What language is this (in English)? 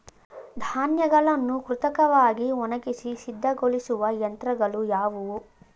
Kannada